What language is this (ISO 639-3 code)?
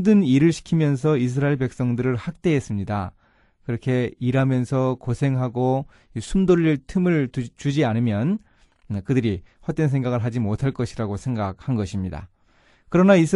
kor